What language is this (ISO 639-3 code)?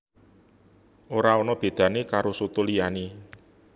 jav